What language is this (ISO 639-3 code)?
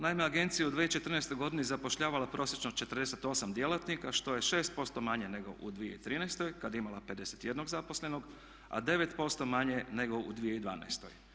hrv